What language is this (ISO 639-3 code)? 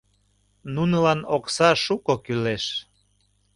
chm